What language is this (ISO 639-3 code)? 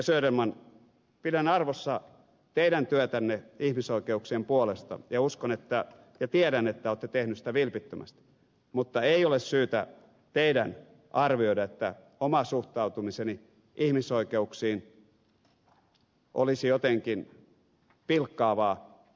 fin